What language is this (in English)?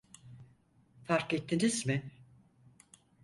Turkish